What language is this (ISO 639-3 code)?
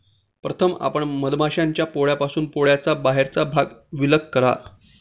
mar